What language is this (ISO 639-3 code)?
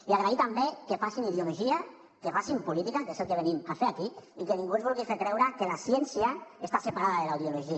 cat